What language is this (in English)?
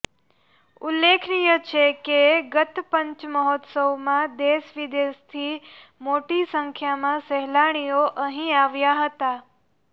Gujarati